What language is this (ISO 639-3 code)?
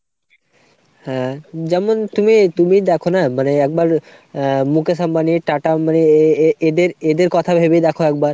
ben